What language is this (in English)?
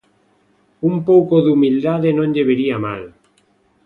Galician